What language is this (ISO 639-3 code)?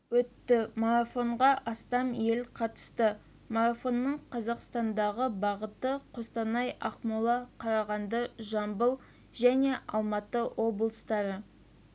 kaz